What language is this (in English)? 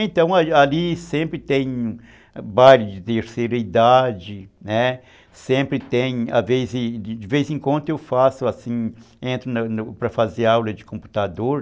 Portuguese